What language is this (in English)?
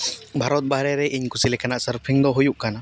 Santali